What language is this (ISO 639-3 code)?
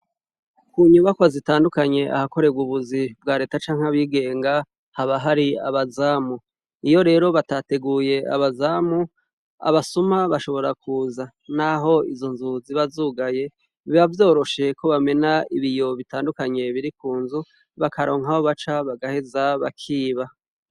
run